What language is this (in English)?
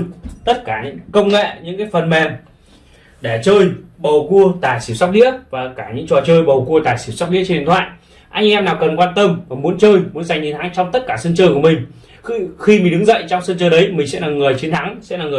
Vietnamese